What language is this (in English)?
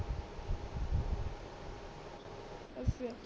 Punjabi